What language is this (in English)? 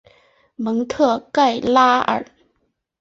Chinese